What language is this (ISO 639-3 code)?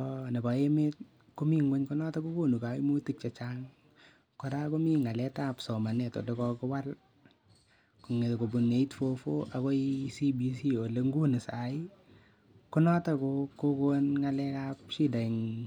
kln